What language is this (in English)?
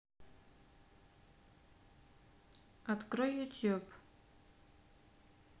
Russian